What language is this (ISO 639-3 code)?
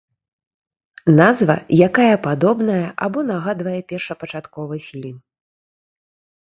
bel